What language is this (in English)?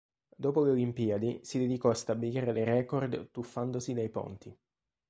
Italian